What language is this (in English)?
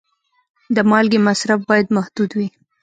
Pashto